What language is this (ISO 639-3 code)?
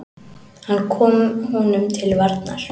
isl